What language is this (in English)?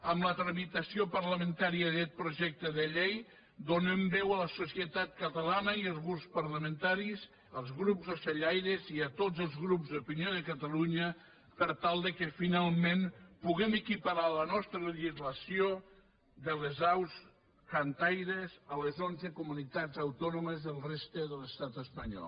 Catalan